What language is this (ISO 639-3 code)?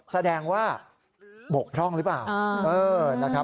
tha